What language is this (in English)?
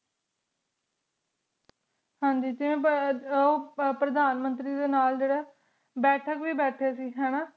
Punjabi